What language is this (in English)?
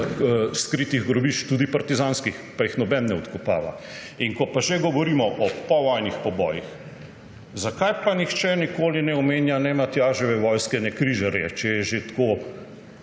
Slovenian